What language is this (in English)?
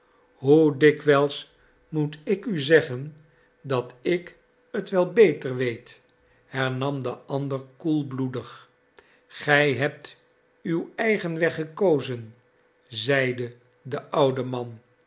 Dutch